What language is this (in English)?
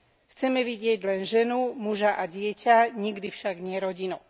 Slovak